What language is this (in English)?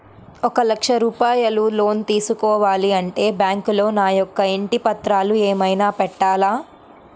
Telugu